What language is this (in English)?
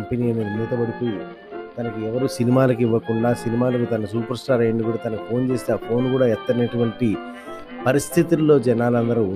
Telugu